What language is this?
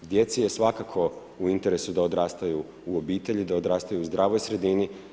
Croatian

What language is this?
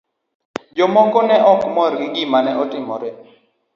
Luo (Kenya and Tanzania)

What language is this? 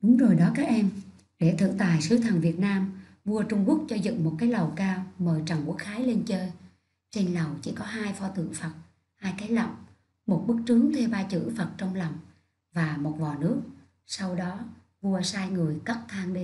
Vietnamese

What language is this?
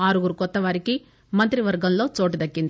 Telugu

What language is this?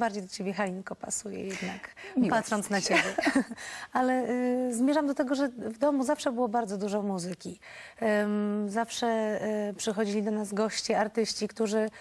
Polish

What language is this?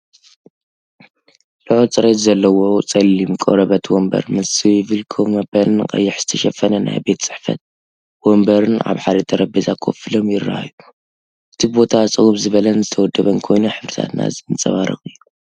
Tigrinya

